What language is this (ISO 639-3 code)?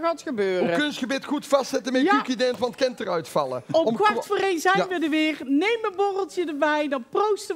nld